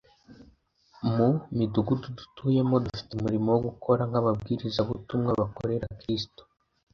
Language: Kinyarwanda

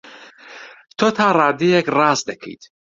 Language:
Central Kurdish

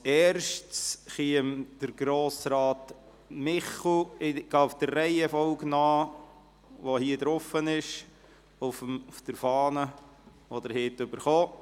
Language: Swiss German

